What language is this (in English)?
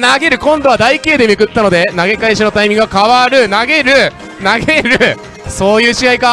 Japanese